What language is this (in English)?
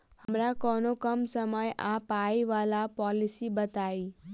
Maithili